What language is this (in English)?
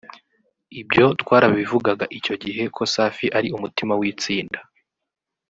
Kinyarwanda